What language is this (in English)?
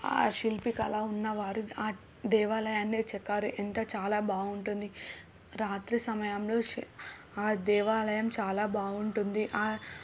Telugu